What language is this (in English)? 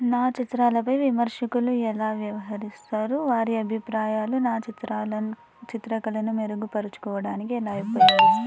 Telugu